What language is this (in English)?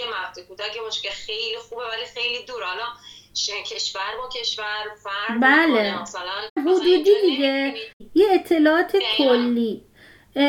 Persian